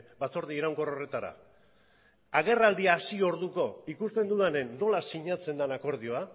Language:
Basque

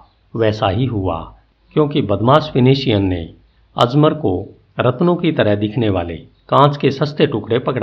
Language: Hindi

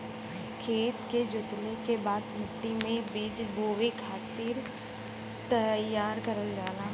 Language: Bhojpuri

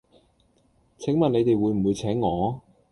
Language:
Cantonese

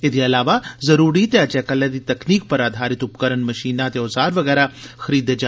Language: Dogri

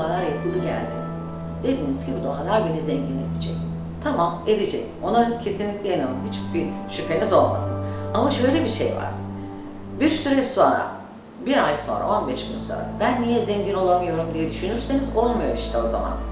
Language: Turkish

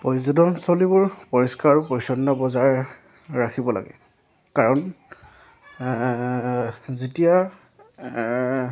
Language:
Assamese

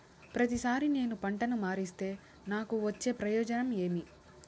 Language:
Telugu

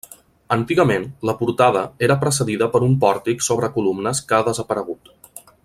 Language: Catalan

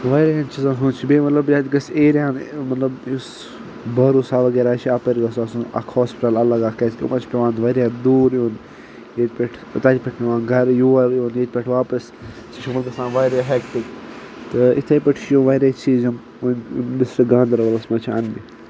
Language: Kashmiri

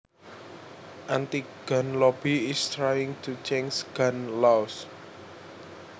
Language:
Javanese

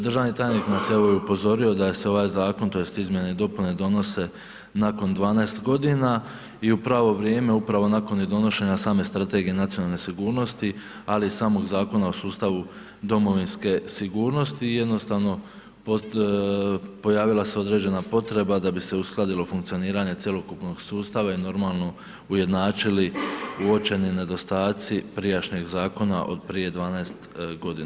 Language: Croatian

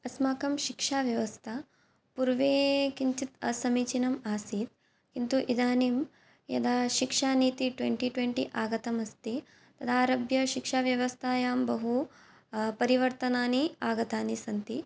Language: Sanskrit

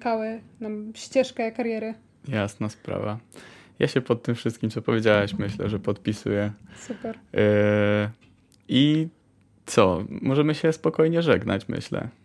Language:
Polish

